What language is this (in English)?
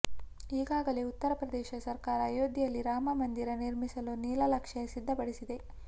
Kannada